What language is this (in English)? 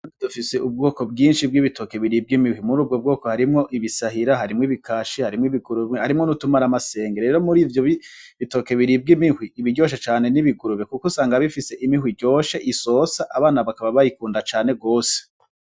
Rundi